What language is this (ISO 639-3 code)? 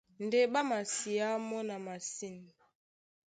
dua